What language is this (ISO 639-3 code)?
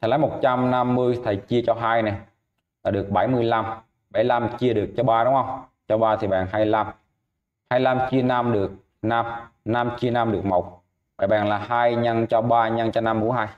vie